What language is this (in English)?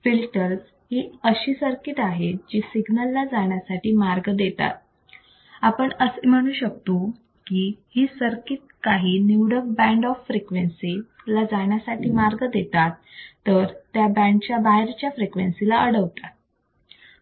Marathi